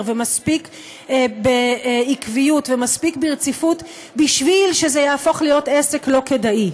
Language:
Hebrew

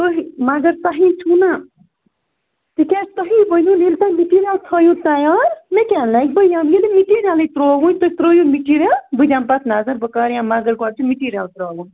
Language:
Kashmiri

